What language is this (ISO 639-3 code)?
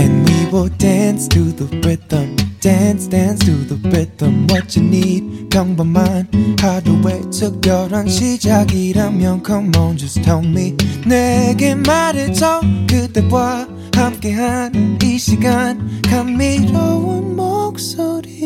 kor